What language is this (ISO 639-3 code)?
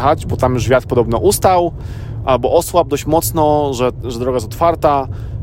pol